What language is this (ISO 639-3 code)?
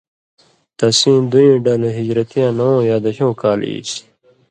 mvy